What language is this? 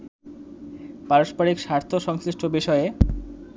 Bangla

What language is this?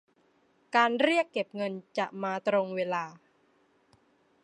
Thai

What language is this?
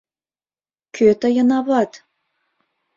Mari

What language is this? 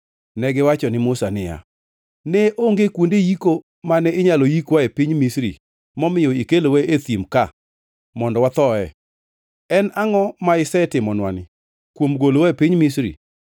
Luo (Kenya and Tanzania)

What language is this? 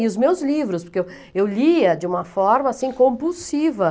Portuguese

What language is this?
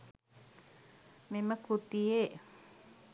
Sinhala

